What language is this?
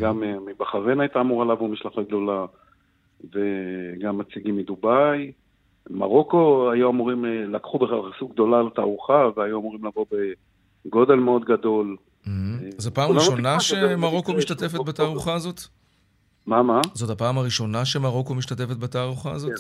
Hebrew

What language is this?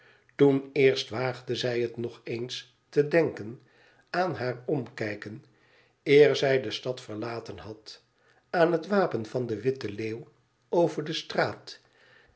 Dutch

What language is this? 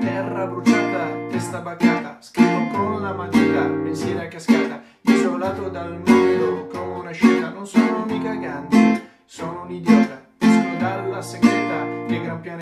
Spanish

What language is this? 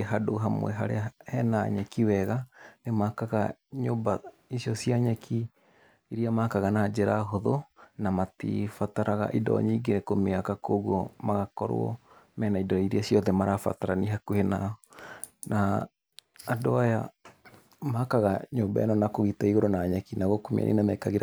Kikuyu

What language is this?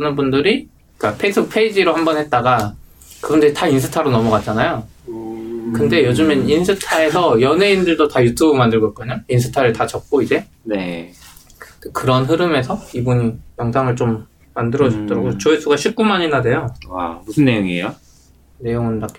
Korean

